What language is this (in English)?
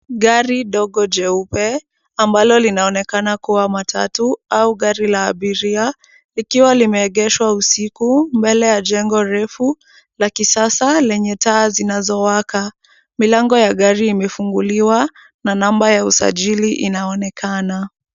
Swahili